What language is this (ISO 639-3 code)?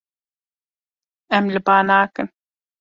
kur